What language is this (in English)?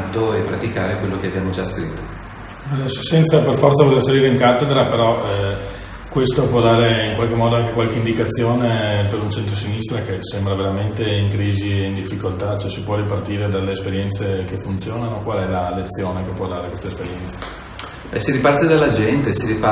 Italian